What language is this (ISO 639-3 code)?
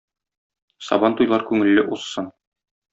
tat